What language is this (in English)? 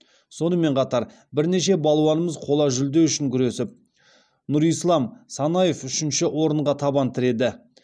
Kazakh